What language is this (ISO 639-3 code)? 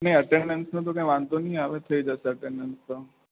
guj